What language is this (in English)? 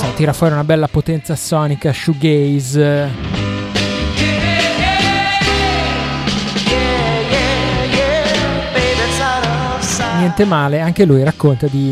Italian